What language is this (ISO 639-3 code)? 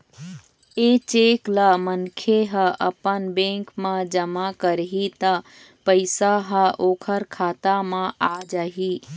hne